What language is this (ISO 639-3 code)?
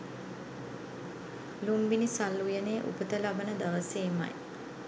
sin